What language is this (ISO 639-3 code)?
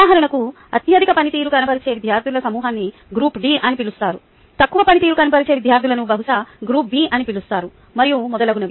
tel